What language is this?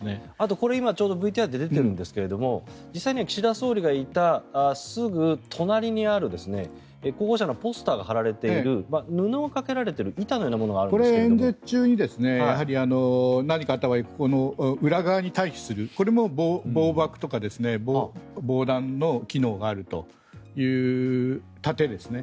Japanese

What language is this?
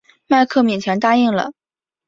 Chinese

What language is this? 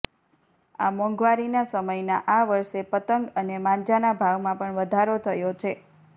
Gujarati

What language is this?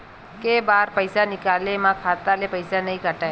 Chhattisgarhi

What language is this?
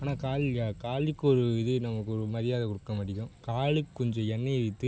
Tamil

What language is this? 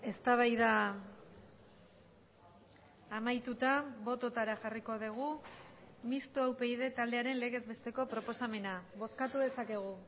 Basque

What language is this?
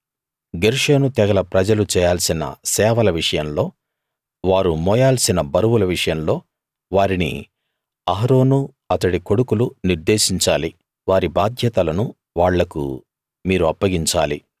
Telugu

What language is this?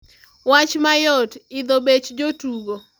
Luo (Kenya and Tanzania)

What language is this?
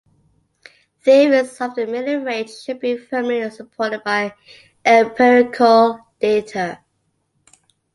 English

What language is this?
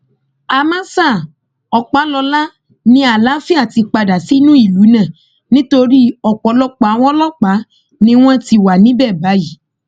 Yoruba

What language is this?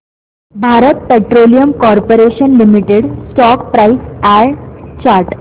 Marathi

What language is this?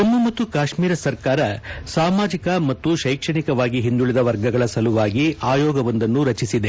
Kannada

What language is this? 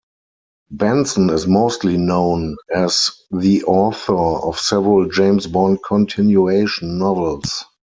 English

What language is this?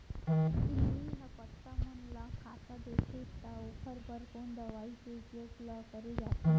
Chhattisgarhi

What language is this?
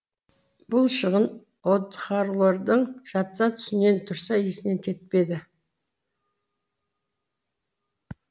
Kazakh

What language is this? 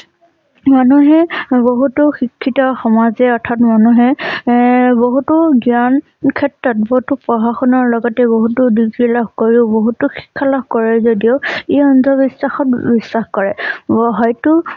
Assamese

